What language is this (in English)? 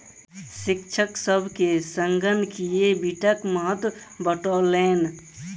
Maithili